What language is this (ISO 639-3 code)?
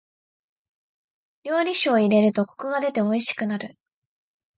jpn